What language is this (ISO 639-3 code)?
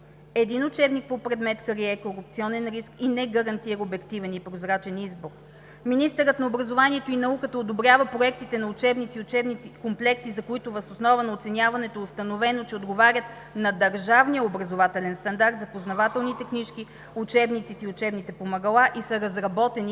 bul